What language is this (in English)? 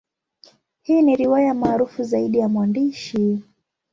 Swahili